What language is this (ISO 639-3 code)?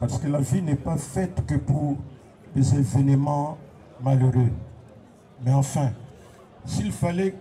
fra